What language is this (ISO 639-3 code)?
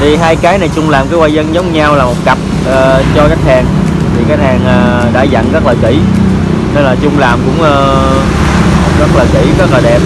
vie